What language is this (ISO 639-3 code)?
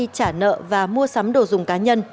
vie